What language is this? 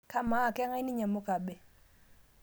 Masai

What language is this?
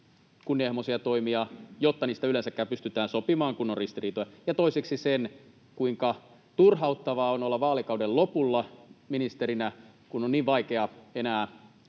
Finnish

